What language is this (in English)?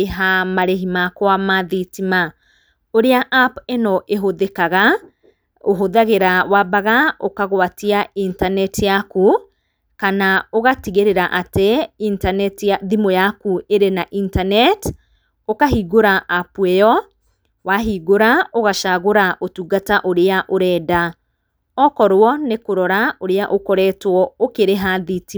Kikuyu